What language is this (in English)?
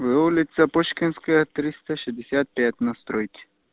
Russian